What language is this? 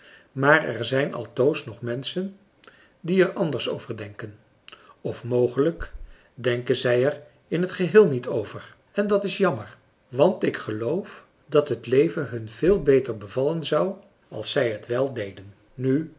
Dutch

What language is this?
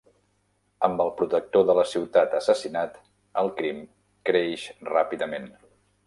Catalan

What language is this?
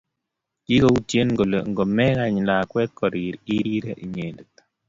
Kalenjin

